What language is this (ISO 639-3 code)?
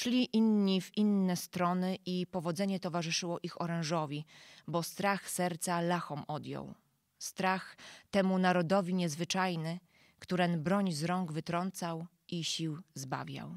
pol